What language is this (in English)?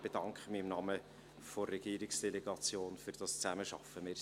Swiss German